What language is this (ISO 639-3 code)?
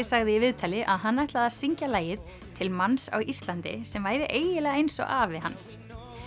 isl